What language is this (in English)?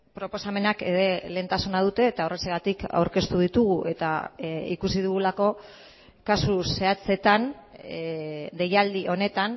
Basque